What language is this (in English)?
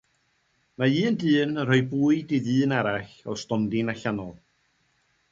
Welsh